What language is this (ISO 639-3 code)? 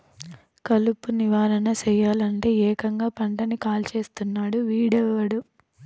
tel